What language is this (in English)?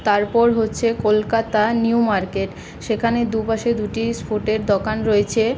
Bangla